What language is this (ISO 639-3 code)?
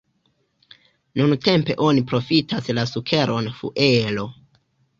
epo